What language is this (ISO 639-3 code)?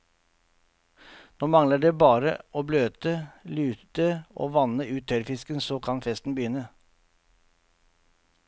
nor